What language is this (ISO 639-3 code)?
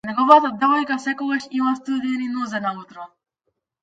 mkd